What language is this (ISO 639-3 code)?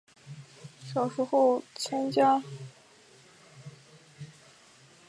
zho